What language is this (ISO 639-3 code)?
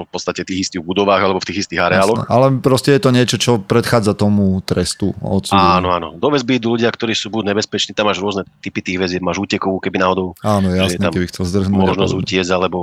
slk